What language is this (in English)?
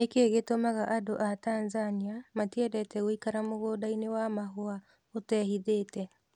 Kikuyu